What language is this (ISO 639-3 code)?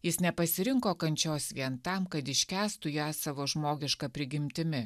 lit